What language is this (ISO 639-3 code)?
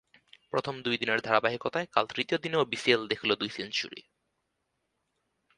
ben